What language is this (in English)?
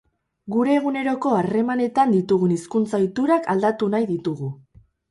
Basque